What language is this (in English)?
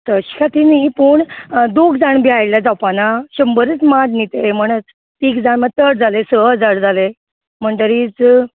Konkani